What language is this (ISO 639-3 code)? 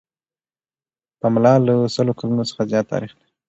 pus